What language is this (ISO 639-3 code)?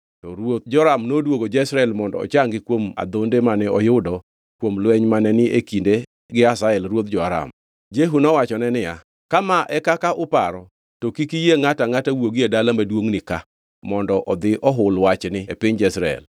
luo